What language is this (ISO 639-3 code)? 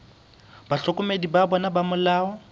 sot